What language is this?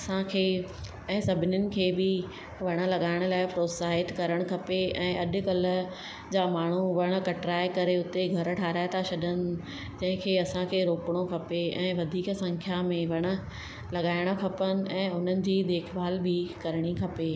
Sindhi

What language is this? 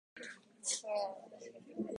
Japanese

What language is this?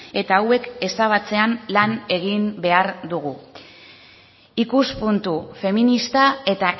Basque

